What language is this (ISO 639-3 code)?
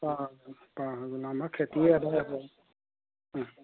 asm